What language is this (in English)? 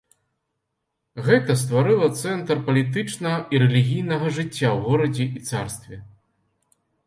Belarusian